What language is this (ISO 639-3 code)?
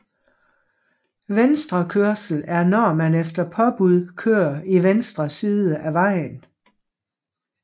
dan